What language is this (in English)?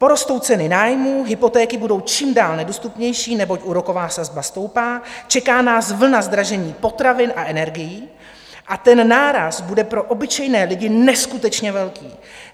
Czech